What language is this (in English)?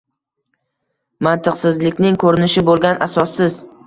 Uzbek